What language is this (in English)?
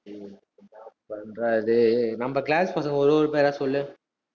Tamil